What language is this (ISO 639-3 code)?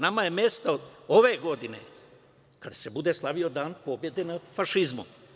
srp